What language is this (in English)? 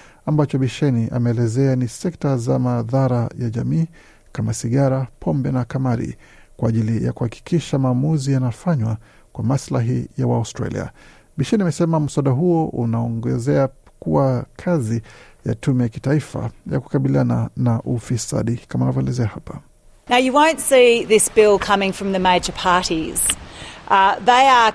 Swahili